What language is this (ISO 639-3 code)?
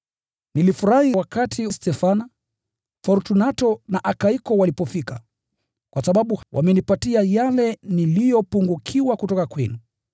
swa